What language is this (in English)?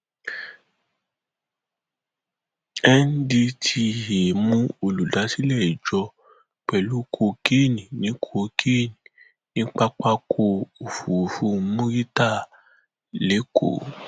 Yoruba